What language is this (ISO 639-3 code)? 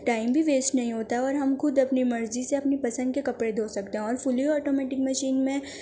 urd